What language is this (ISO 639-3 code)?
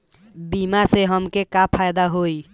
bho